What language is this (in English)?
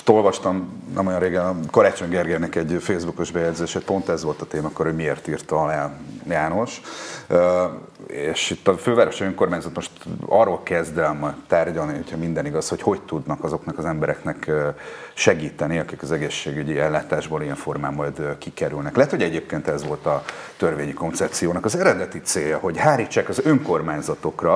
Hungarian